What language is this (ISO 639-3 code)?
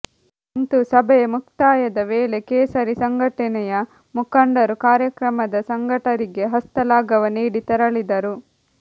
kan